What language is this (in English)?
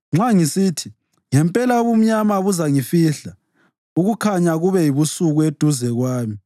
North Ndebele